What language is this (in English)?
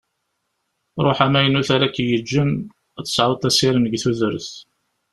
Kabyle